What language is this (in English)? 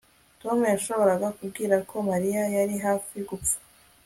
Kinyarwanda